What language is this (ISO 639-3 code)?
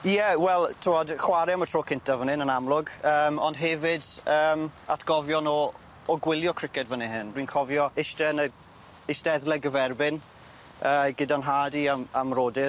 cym